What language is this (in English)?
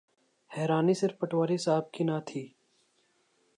Urdu